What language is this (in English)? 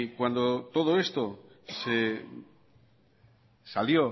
Spanish